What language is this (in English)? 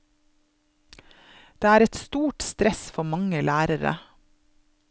Norwegian